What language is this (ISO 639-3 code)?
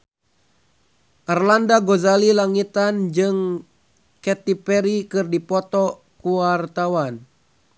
sun